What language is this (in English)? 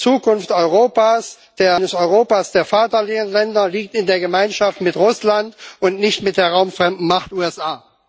German